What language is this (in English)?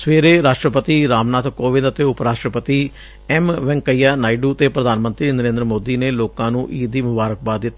Punjabi